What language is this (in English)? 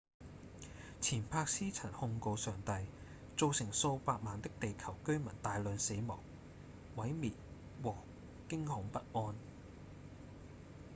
Cantonese